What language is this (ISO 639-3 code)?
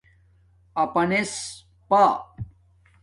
dmk